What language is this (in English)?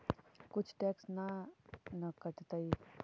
Magahi